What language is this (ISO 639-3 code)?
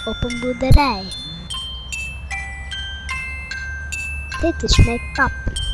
nld